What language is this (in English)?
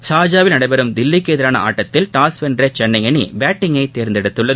Tamil